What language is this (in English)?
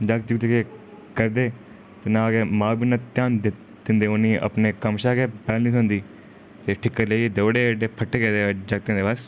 Dogri